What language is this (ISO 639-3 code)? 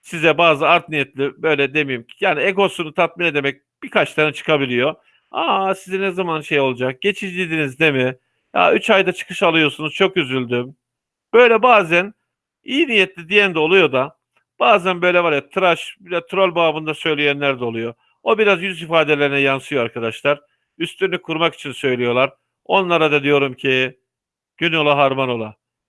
tur